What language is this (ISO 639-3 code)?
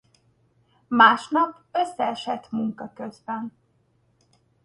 hun